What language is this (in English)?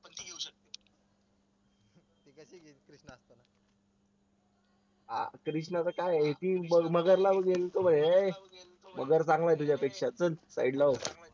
Marathi